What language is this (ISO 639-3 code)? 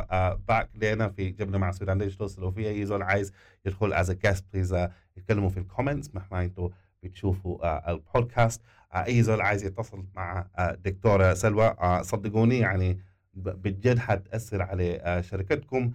ara